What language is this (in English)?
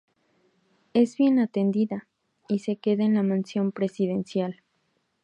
Spanish